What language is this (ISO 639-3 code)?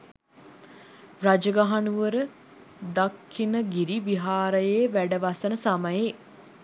sin